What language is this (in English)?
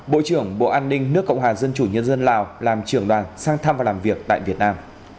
Vietnamese